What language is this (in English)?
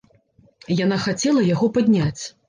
Belarusian